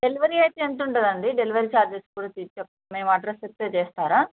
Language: Telugu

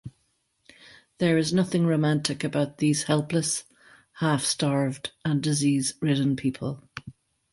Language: English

